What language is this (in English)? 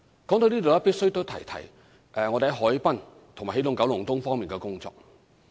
Cantonese